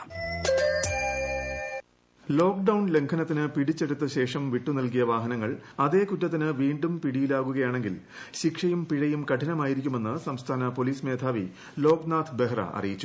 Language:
Malayalam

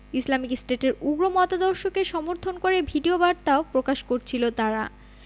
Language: Bangla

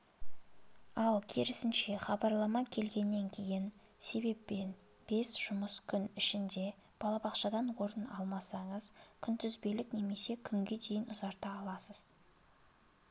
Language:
Kazakh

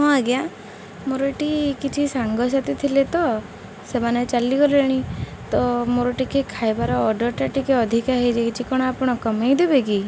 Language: Odia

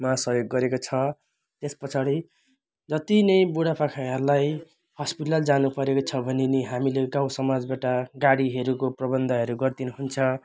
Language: Nepali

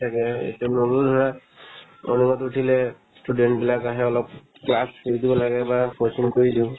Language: Assamese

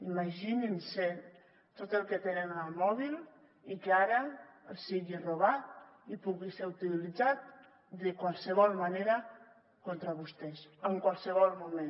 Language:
Catalan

